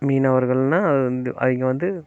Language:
Tamil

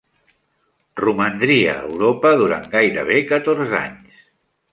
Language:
Catalan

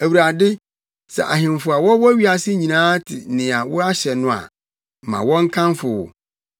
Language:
Akan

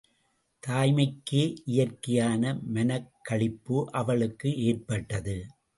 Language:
Tamil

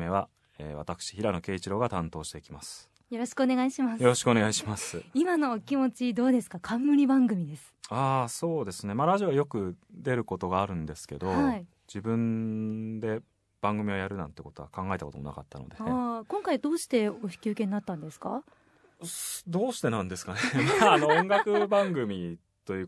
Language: Japanese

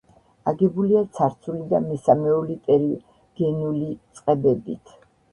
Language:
Georgian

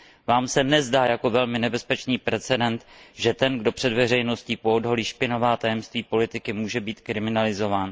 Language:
Czech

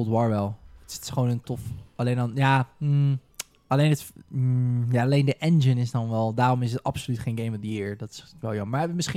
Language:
Dutch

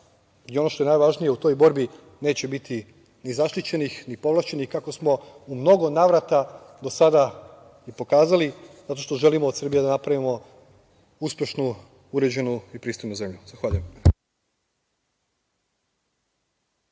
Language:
Serbian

